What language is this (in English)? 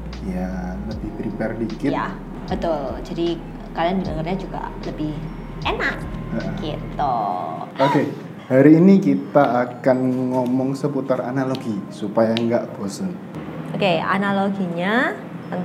Indonesian